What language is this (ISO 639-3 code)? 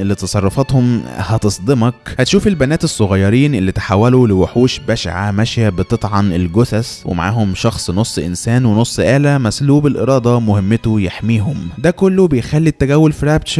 ara